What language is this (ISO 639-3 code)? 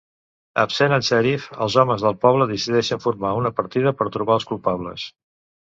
cat